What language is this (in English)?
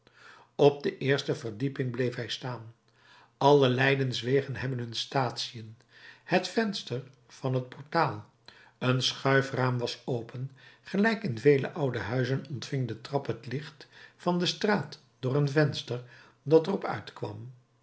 Dutch